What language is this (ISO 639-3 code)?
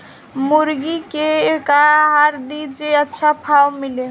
bho